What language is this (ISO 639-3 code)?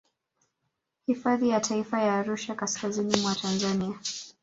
swa